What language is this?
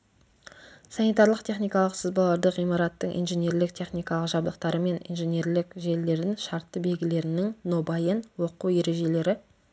Kazakh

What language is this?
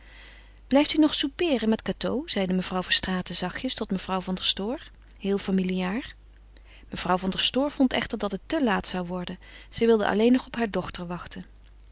Dutch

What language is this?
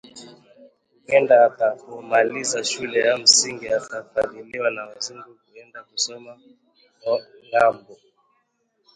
Swahili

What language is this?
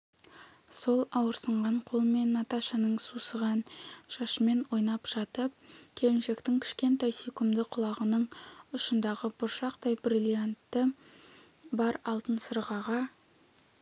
Kazakh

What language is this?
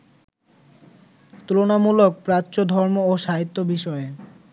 Bangla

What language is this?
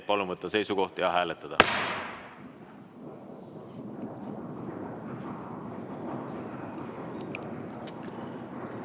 Estonian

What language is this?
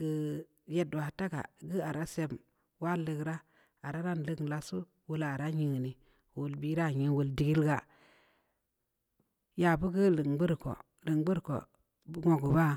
Samba Leko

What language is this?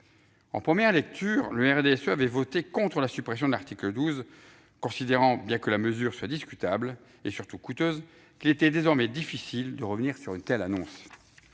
French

